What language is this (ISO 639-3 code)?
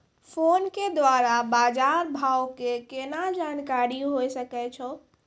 mai